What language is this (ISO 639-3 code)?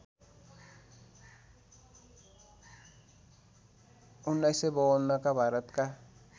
nep